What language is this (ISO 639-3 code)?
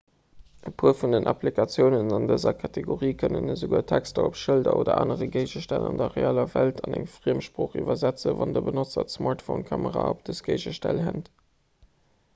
ltz